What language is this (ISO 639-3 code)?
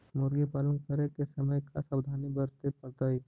mag